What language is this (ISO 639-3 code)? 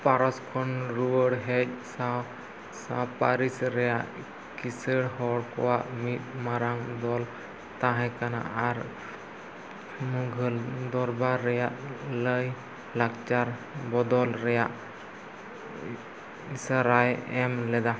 sat